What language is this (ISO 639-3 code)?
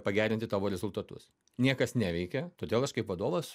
lit